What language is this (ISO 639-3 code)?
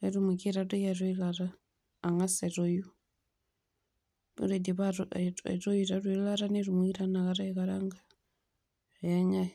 mas